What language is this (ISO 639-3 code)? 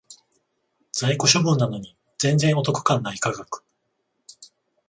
jpn